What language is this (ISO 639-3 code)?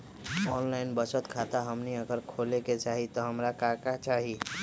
mag